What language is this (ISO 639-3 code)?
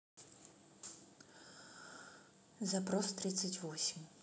rus